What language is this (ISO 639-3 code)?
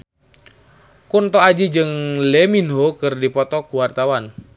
sun